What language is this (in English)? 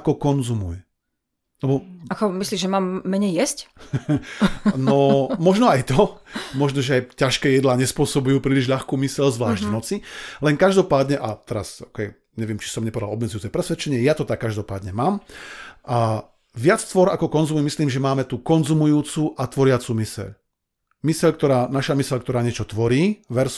Slovak